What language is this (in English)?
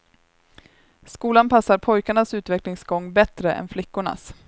Swedish